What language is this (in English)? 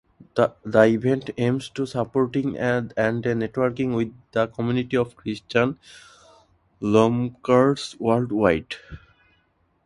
English